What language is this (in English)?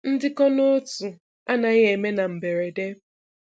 Igbo